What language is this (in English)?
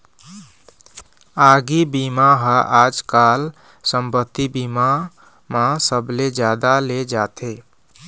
Chhattisgarhi